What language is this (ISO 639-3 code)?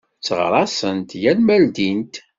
kab